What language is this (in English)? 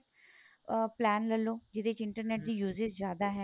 Punjabi